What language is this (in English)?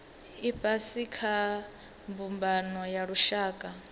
Venda